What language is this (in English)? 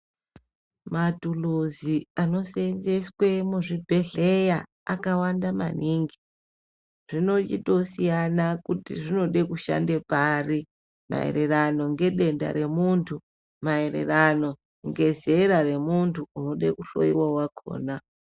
Ndau